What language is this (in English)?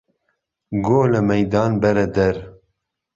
Central Kurdish